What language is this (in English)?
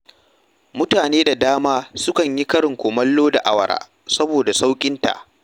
Hausa